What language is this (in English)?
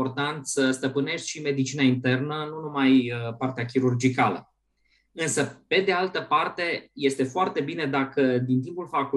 Romanian